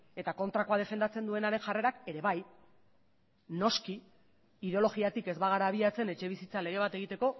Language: Basque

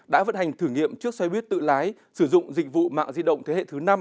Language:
Vietnamese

